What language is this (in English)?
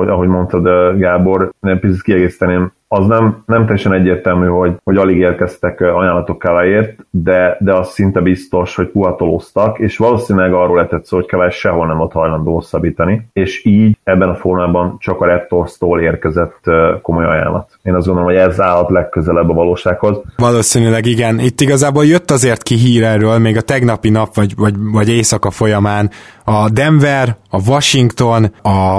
Hungarian